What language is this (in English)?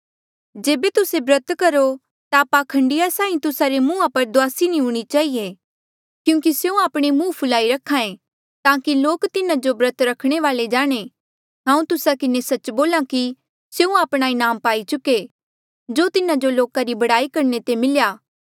Mandeali